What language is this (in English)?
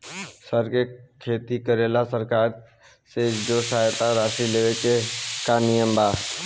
Bhojpuri